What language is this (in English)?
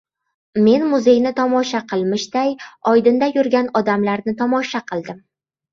Uzbek